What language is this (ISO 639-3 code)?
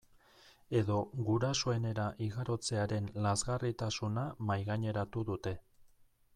eus